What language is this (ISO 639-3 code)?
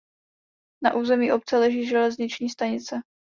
ces